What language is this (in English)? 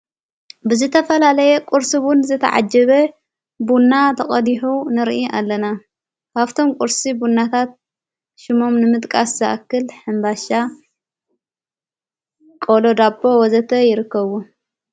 Tigrinya